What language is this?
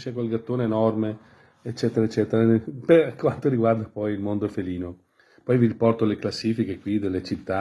Italian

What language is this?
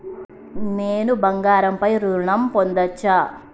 Telugu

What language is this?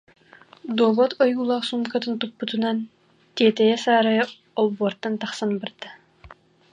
Yakut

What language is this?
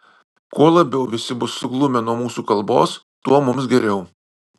Lithuanian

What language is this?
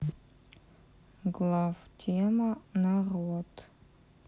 Russian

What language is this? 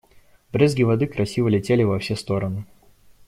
Russian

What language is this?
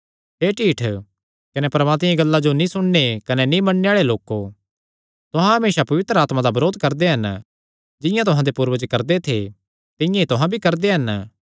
Kangri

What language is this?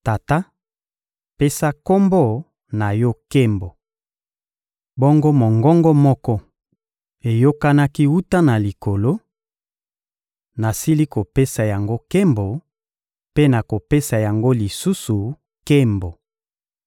Lingala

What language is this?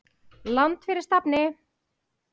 Icelandic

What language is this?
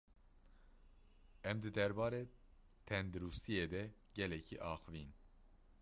Kurdish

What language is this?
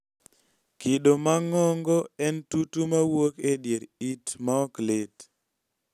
Luo (Kenya and Tanzania)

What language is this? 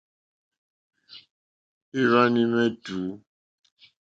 Mokpwe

